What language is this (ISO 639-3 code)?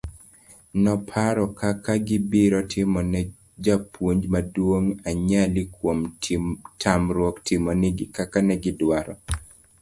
luo